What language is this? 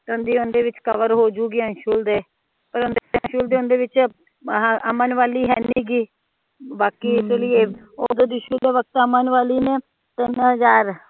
Punjabi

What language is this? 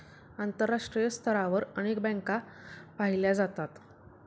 Marathi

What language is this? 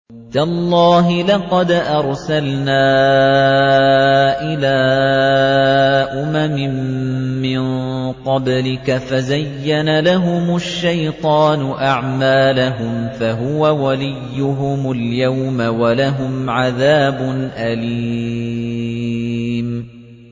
Arabic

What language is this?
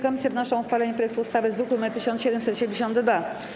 Polish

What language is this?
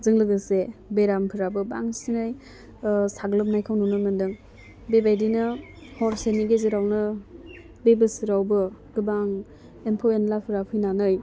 Bodo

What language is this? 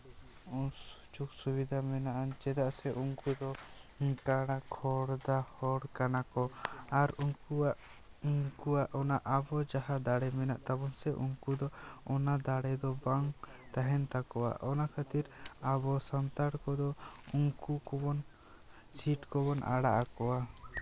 Santali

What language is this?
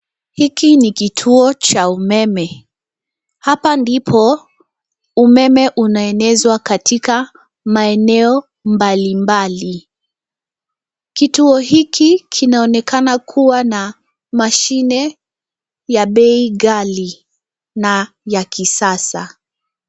Swahili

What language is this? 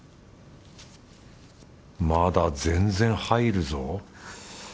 Japanese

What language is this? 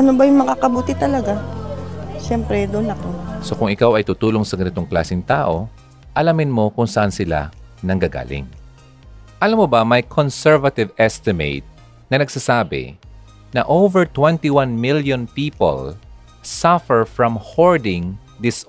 Filipino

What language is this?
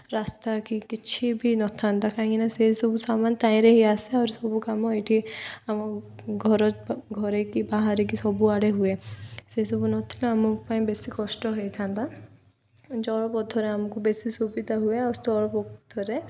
Odia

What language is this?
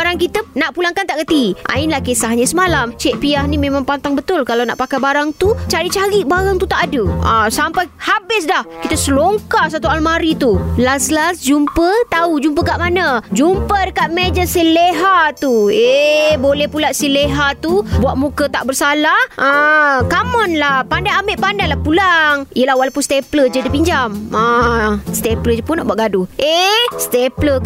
Malay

